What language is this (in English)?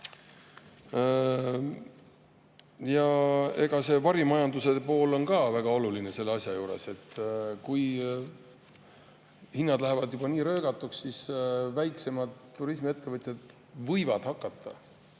Estonian